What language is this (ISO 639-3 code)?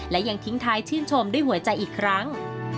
tha